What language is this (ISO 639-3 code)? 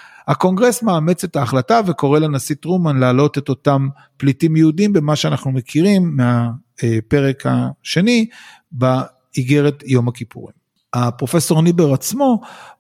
heb